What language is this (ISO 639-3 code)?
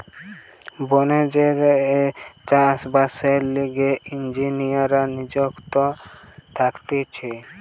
ben